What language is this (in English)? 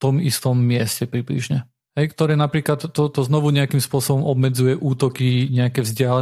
Slovak